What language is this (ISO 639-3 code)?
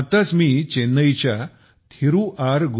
mar